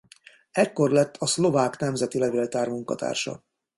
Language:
Hungarian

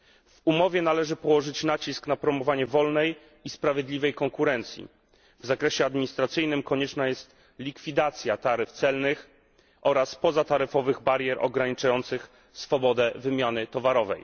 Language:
Polish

